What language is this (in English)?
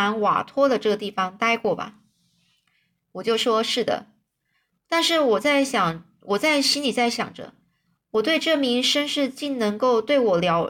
Chinese